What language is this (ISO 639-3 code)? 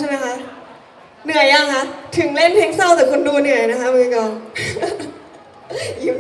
tha